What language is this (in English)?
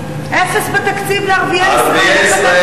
Hebrew